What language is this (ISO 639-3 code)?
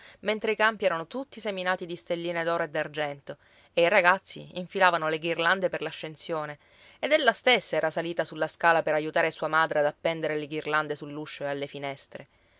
ita